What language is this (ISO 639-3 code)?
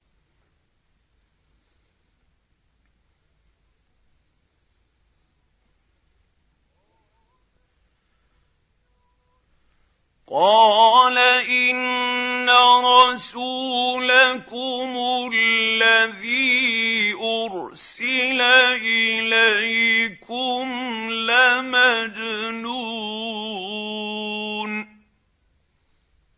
ara